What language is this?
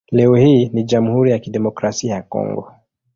Swahili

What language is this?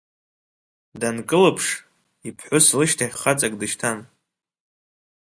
Abkhazian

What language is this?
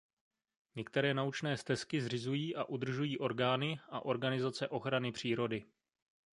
Czech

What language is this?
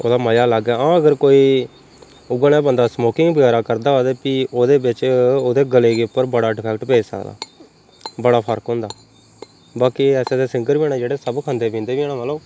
Dogri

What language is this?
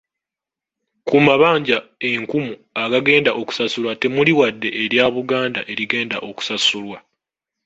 Ganda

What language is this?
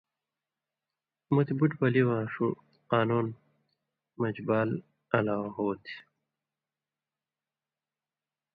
Indus Kohistani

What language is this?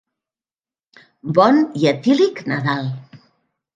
Catalan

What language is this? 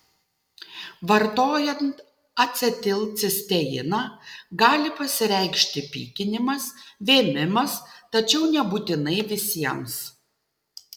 Lithuanian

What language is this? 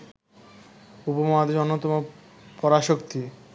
Bangla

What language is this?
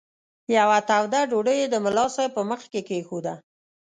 Pashto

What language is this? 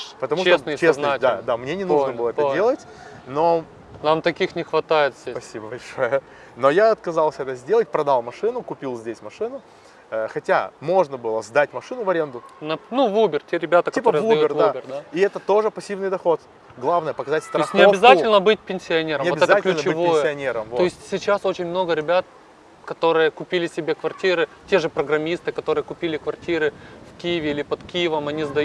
Russian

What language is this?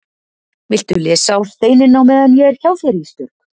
Icelandic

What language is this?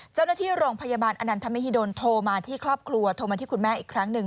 Thai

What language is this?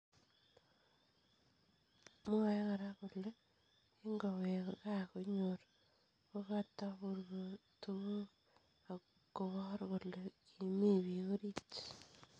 Kalenjin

